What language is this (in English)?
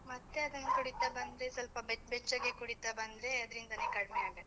Kannada